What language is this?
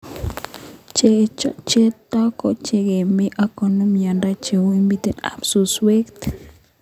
Kalenjin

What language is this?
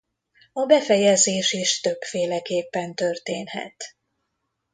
Hungarian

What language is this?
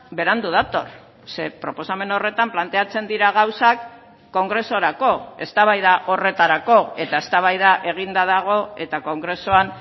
Basque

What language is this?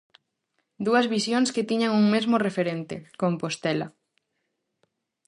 Galician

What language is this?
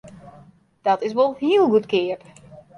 Western Frisian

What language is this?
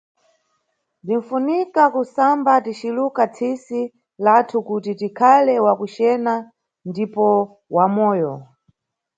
Nyungwe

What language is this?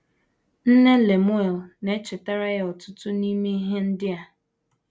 Igbo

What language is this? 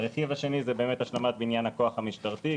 Hebrew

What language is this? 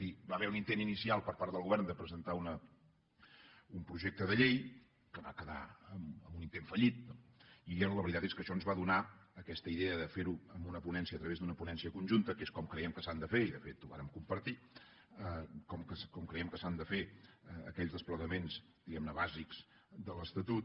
Catalan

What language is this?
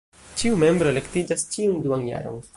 Esperanto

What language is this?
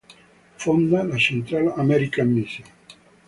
Italian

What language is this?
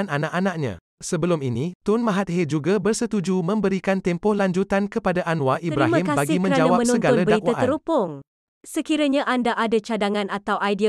Malay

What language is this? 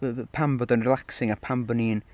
Welsh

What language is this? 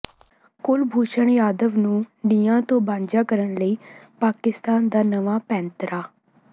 Punjabi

